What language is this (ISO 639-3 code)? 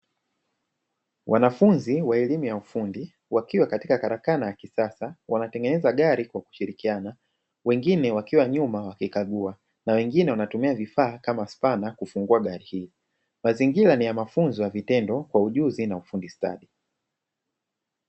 swa